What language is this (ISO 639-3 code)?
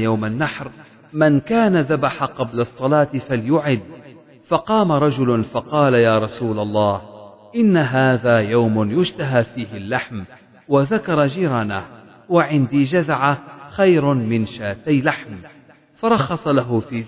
ara